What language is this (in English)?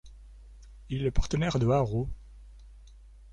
French